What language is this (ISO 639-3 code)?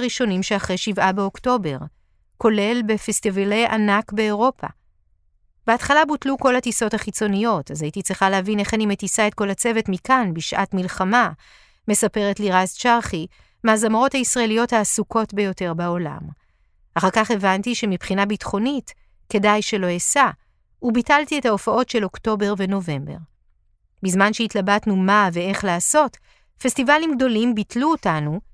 heb